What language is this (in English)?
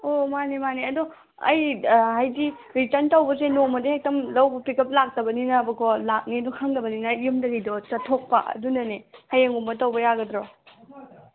Manipuri